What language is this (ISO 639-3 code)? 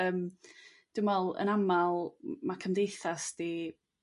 cym